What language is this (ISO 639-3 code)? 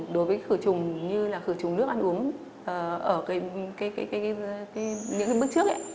vie